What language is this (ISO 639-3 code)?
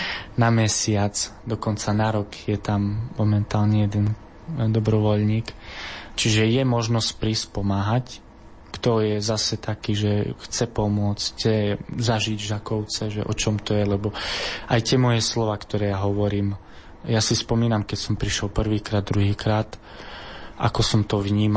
slk